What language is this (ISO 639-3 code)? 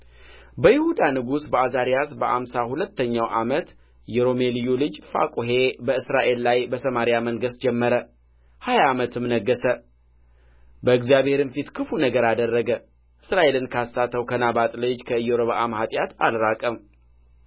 amh